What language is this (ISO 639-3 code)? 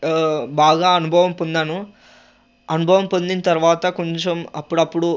tel